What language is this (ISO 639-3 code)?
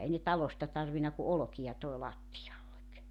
fin